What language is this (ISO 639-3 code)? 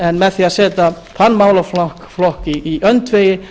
isl